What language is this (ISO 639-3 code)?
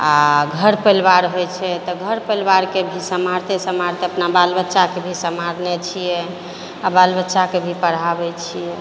mai